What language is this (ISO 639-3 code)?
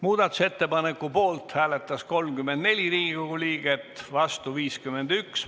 est